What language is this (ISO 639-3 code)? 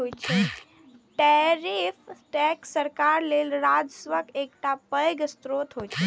mai